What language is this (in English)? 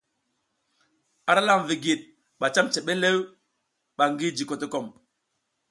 South Giziga